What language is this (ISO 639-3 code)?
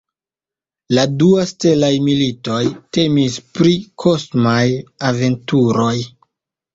epo